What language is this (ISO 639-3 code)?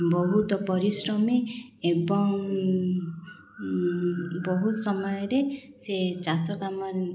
ori